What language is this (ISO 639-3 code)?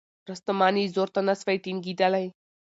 pus